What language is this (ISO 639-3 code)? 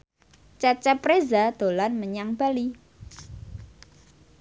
jav